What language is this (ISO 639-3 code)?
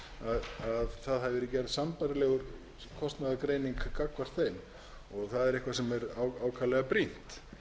isl